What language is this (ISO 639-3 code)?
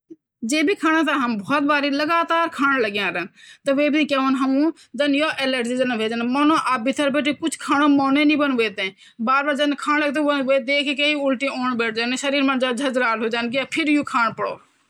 gbm